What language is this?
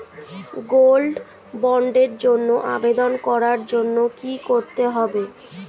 Bangla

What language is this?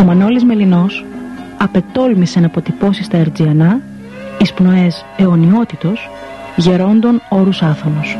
Greek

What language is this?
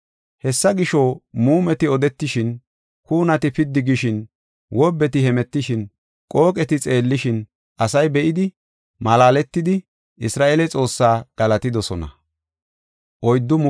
Gofa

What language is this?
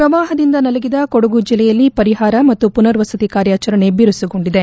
Kannada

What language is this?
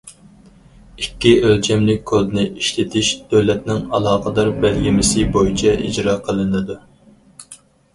Uyghur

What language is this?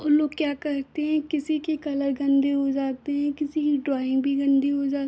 Hindi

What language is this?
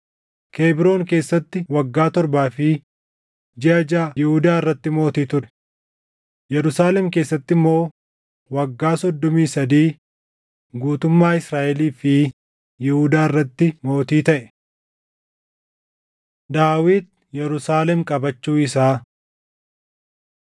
Oromo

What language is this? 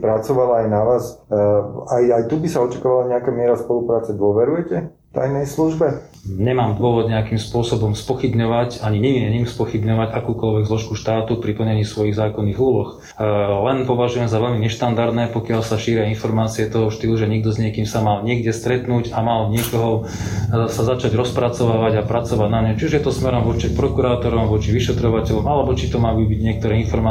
Slovak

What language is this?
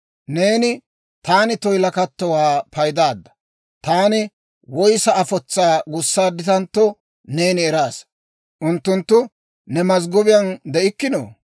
Dawro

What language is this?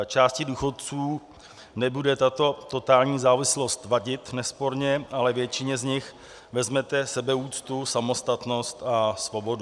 Czech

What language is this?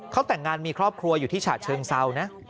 Thai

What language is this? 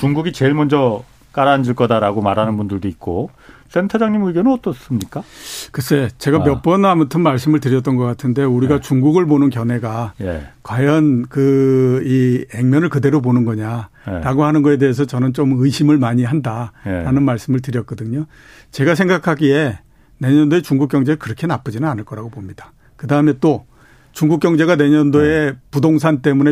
Korean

